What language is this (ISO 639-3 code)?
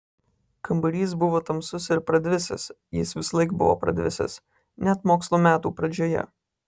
lit